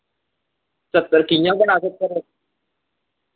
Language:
Dogri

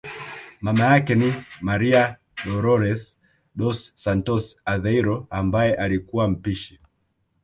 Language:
Swahili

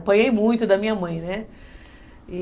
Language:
Portuguese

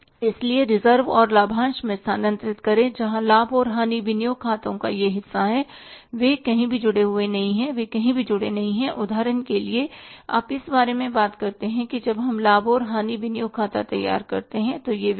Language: Hindi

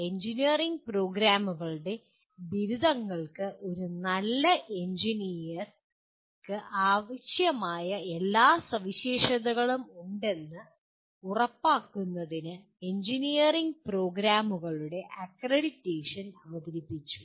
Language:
Malayalam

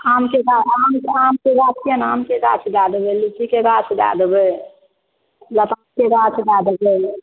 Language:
Maithili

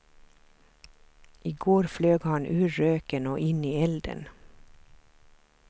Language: Swedish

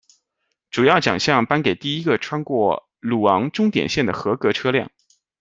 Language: Chinese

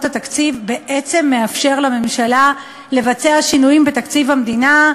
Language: Hebrew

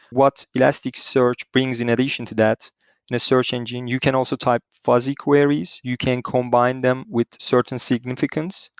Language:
English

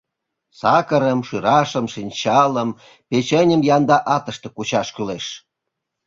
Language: Mari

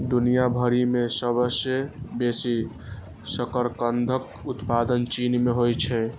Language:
Maithili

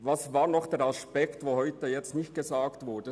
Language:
Swiss German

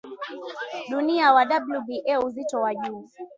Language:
Swahili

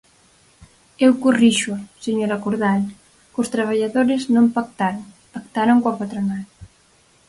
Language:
Galician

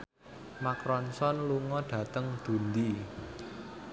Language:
Javanese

